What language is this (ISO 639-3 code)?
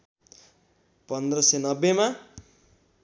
nep